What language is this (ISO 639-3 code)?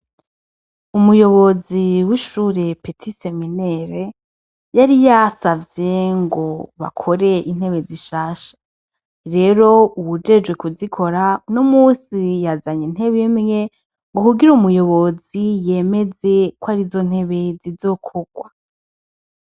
run